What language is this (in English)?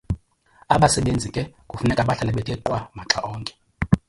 Xhosa